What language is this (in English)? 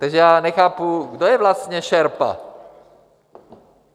Czech